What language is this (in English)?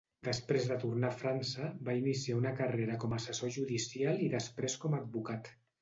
Catalan